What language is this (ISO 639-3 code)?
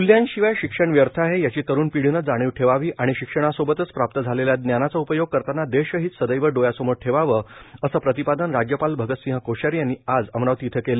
mar